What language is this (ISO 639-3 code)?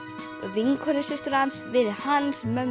isl